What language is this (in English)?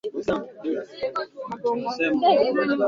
Swahili